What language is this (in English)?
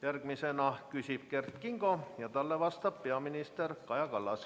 Estonian